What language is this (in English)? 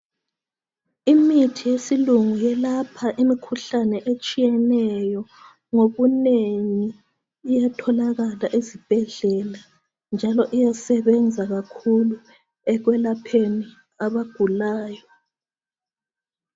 North Ndebele